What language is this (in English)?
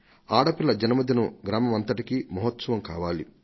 Telugu